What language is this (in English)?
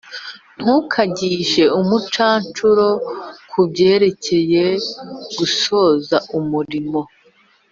Kinyarwanda